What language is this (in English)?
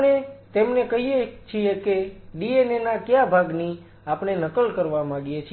Gujarati